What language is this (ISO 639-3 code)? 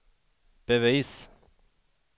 swe